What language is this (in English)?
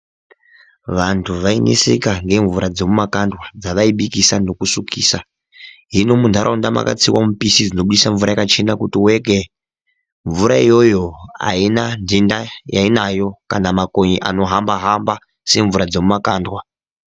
Ndau